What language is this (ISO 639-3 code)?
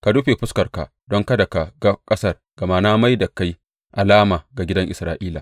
hau